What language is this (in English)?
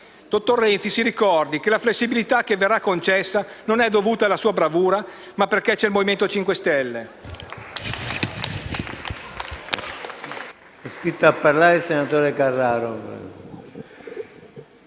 Italian